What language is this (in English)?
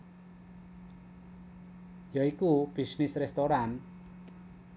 Javanese